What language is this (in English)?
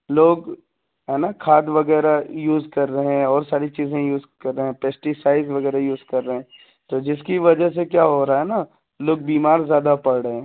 Urdu